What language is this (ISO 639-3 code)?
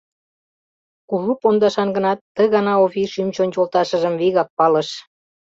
chm